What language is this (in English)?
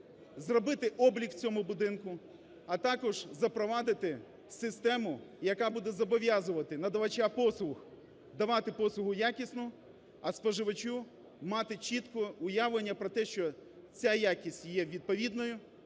Ukrainian